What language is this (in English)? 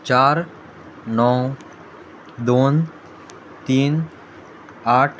Konkani